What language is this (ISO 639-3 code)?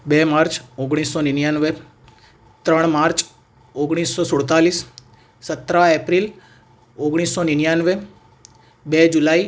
guj